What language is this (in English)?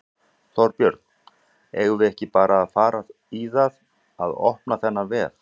Icelandic